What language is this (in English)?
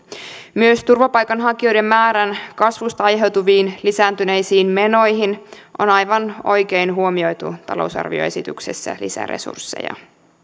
Finnish